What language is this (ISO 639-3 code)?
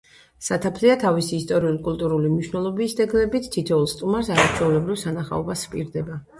kat